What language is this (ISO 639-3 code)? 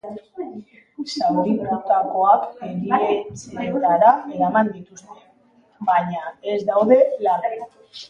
eus